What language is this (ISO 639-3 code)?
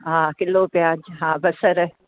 snd